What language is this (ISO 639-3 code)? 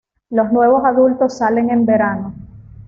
spa